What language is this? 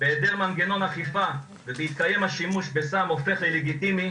Hebrew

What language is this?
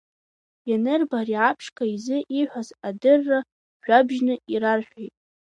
Abkhazian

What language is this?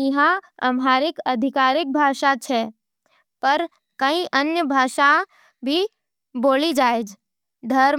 Nimadi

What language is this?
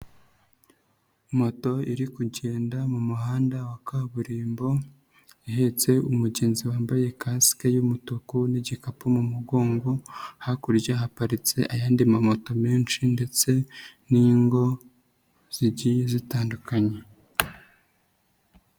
Kinyarwanda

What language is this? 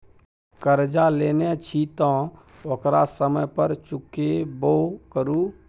Maithili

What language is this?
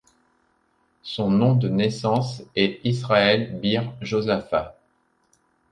French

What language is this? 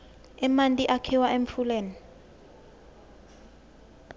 Swati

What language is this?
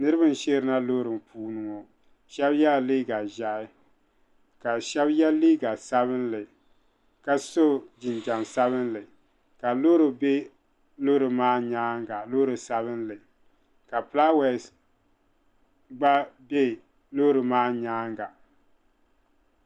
Dagbani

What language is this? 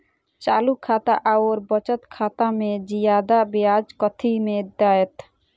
Maithili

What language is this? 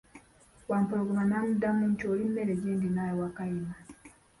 Ganda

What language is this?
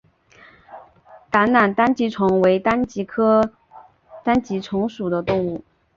Chinese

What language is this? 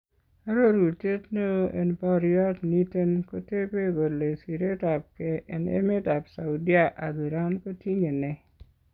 Kalenjin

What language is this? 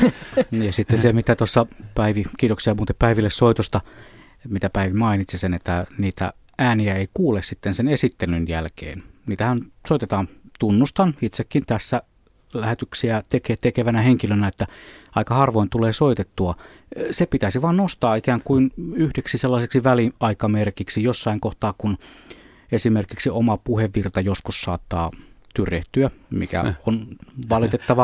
Finnish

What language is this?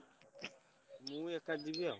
Odia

